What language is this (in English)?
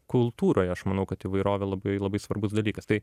Lithuanian